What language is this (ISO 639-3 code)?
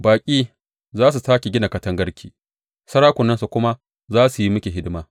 hau